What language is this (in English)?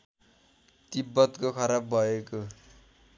Nepali